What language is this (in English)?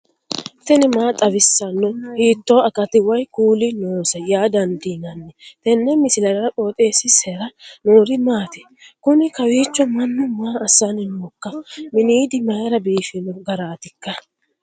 Sidamo